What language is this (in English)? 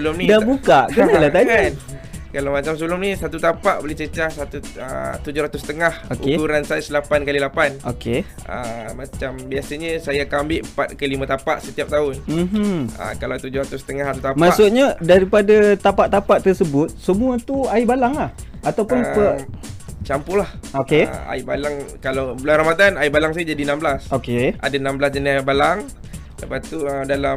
Malay